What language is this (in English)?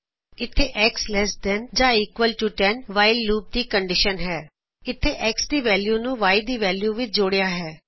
Punjabi